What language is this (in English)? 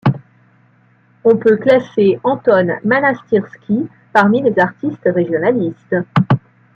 French